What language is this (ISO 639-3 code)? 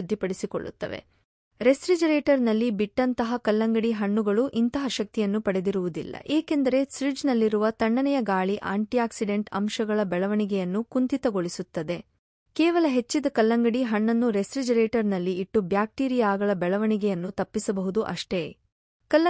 kan